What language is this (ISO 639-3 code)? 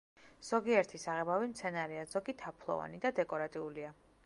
kat